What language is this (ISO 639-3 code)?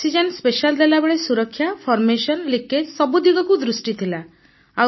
ori